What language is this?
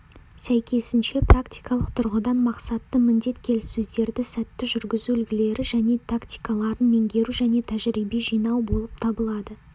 Kazakh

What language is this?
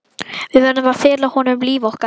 Icelandic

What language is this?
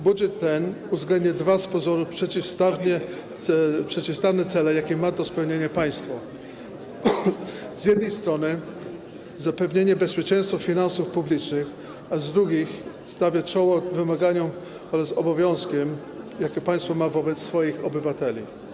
Polish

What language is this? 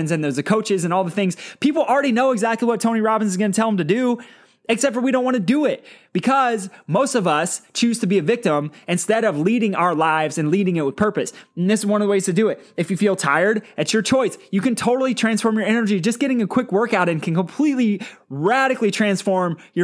English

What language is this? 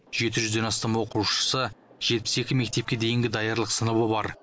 Kazakh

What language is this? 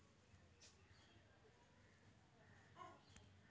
Magahi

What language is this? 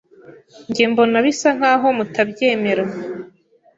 Kinyarwanda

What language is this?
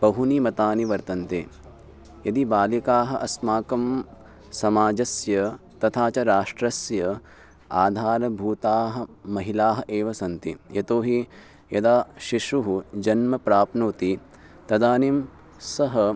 Sanskrit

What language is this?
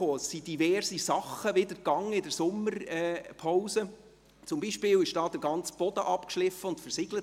Swiss German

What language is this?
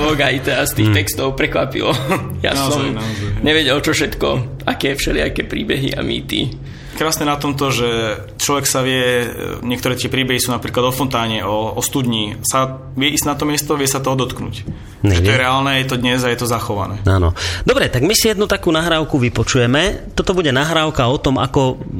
Slovak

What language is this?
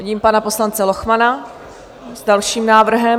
Czech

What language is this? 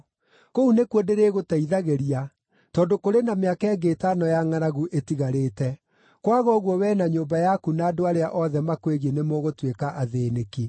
Kikuyu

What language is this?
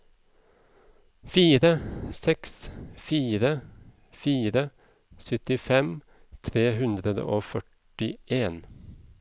Norwegian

